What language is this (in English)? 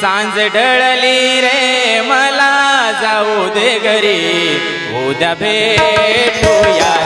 Marathi